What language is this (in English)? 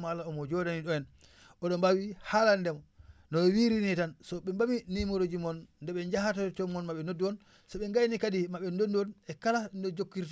Wolof